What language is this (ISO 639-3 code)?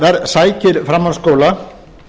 isl